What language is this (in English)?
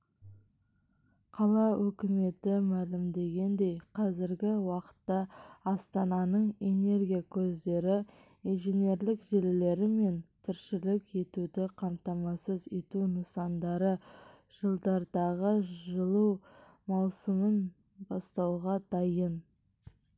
Kazakh